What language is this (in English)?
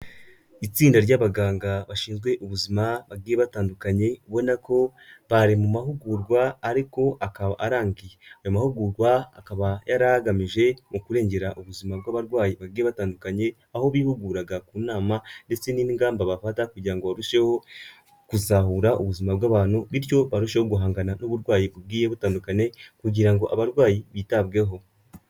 Kinyarwanda